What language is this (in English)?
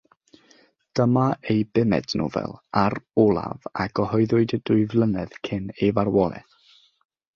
Welsh